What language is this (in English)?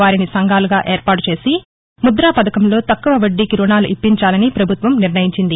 Telugu